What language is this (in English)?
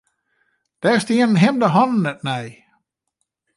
Western Frisian